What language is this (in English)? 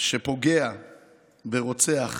Hebrew